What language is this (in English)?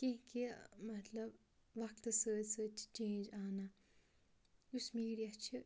Kashmiri